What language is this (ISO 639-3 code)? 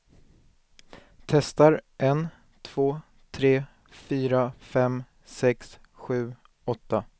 swe